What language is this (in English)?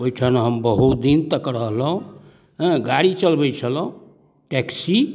Maithili